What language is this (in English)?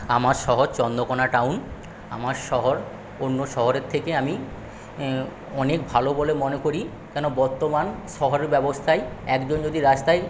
Bangla